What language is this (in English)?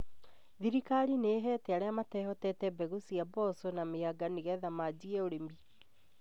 Kikuyu